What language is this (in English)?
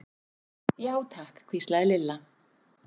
Icelandic